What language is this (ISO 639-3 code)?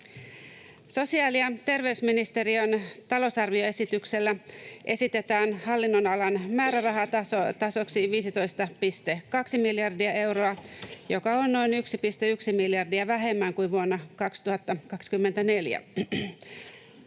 fin